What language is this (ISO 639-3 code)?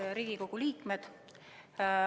est